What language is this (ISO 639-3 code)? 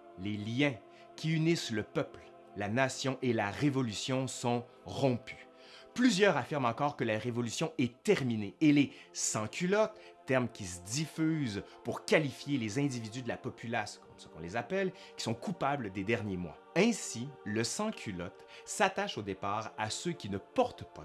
fra